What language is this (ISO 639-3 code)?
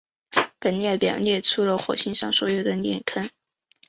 zho